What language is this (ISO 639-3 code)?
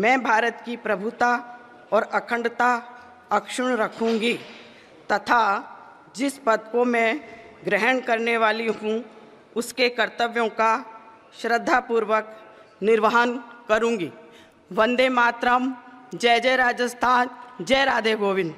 hin